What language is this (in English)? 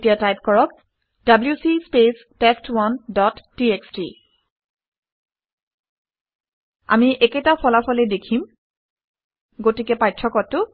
Assamese